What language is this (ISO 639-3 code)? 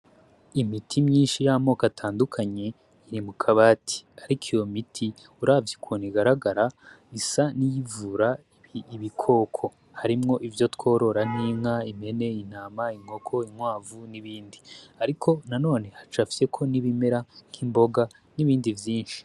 run